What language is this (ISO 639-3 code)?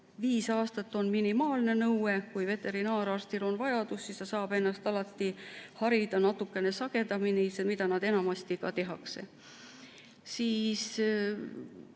est